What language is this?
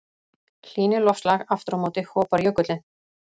Icelandic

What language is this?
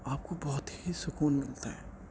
Urdu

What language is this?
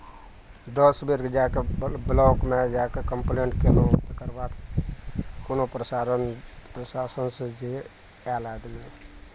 Maithili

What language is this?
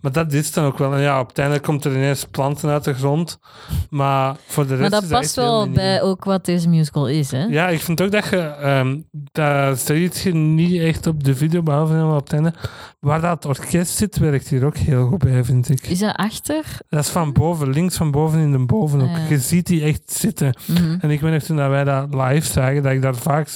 Dutch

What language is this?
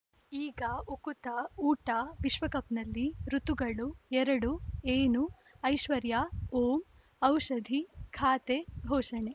Kannada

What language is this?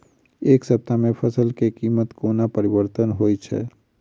Maithili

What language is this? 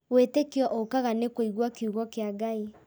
Kikuyu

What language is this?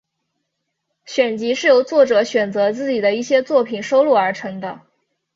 Chinese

